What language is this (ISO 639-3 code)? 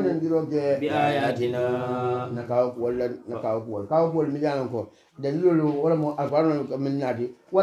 ara